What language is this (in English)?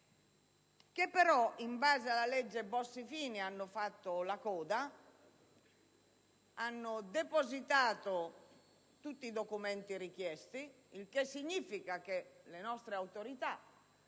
Italian